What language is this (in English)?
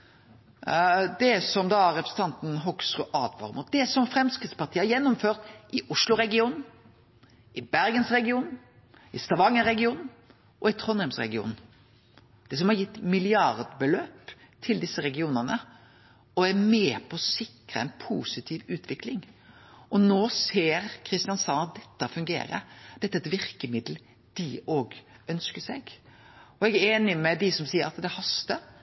Norwegian Nynorsk